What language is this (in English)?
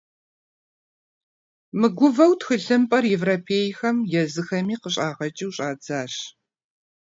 Kabardian